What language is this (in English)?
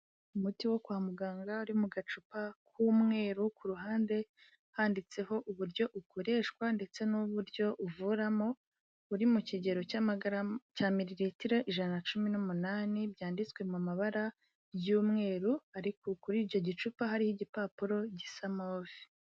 Kinyarwanda